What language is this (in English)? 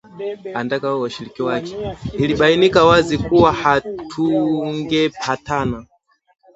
Swahili